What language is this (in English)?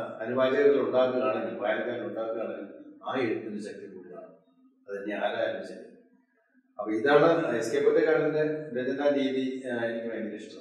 Malayalam